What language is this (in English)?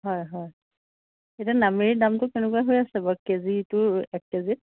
Assamese